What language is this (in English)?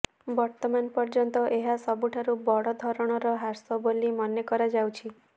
Odia